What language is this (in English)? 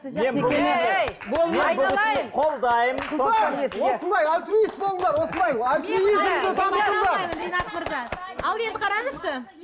Kazakh